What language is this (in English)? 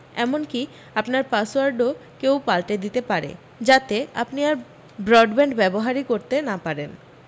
Bangla